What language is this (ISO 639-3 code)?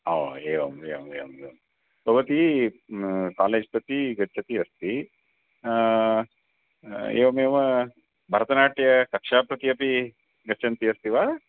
san